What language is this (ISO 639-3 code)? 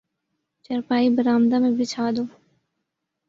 urd